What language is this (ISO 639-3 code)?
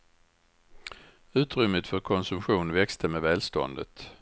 swe